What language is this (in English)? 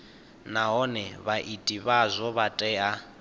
Venda